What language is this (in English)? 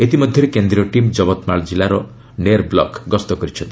Odia